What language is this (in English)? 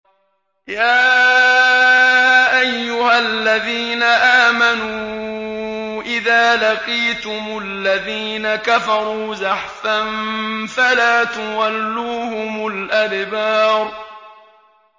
Arabic